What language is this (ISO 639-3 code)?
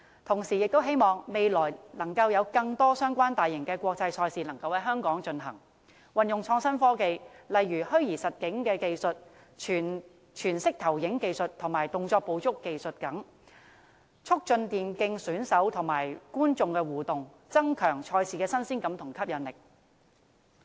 yue